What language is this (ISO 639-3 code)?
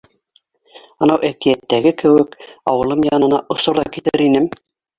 bak